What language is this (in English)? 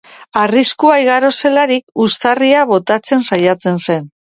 Basque